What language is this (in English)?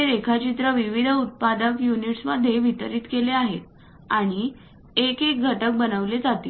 Marathi